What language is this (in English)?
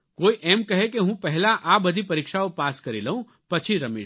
Gujarati